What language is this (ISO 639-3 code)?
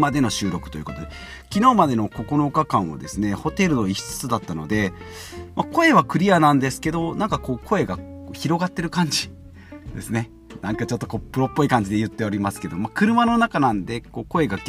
jpn